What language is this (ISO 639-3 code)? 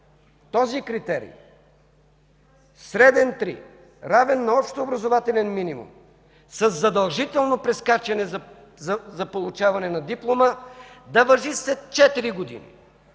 bul